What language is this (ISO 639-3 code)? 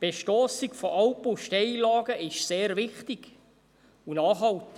gsw